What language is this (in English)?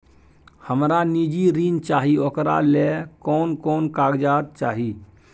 Maithili